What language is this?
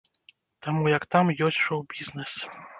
Belarusian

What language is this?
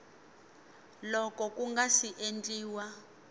Tsonga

